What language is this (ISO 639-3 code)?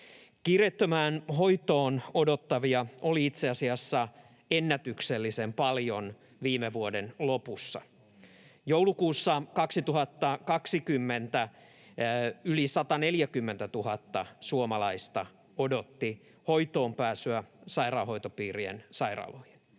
fin